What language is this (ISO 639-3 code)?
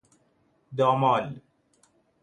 fas